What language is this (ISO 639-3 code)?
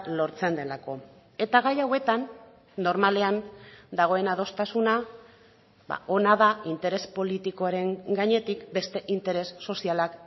eus